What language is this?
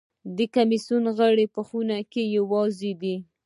Pashto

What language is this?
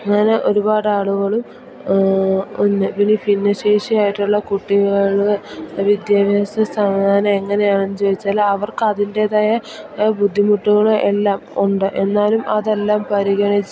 Malayalam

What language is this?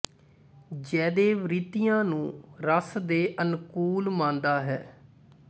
Punjabi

